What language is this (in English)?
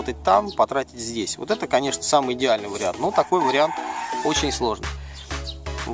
Russian